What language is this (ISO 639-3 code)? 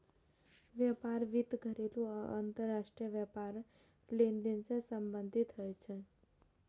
mai